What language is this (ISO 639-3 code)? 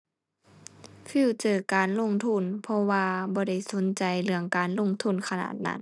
tha